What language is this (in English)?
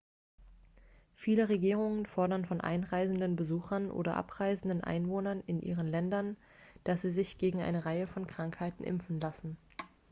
German